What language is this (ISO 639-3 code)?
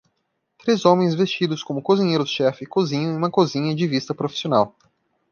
por